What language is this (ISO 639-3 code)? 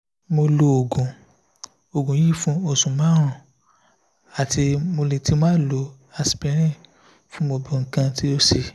yor